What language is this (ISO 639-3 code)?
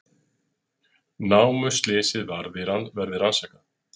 isl